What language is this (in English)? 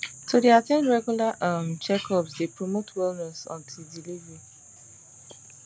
Nigerian Pidgin